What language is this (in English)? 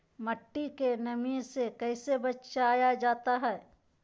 Magahi